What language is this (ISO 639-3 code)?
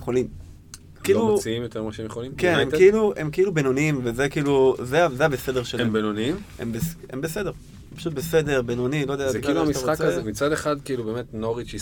heb